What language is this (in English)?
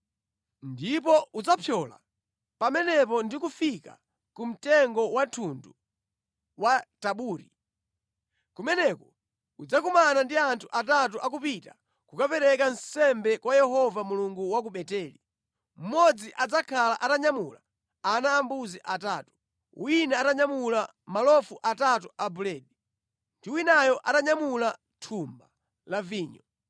Nyanja